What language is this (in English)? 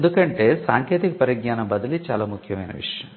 Telugu